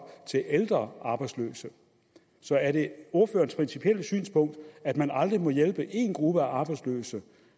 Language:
Danish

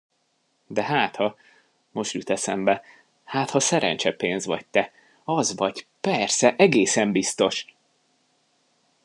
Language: Hungarian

